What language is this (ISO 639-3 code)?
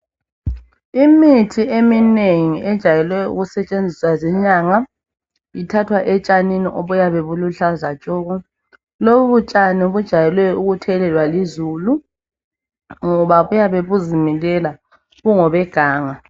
nde